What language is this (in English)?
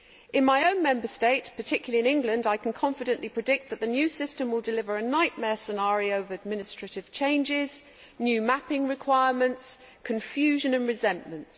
English